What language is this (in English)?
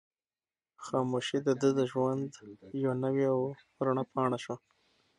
Pashto